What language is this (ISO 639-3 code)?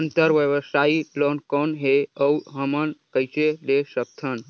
hne